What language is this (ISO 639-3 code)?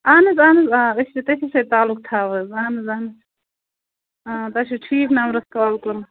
kas